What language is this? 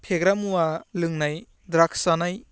Bodo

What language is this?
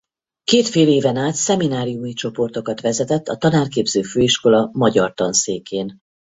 Hungarian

